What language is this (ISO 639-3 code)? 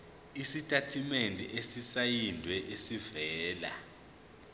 zul